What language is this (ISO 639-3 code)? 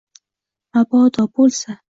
uzb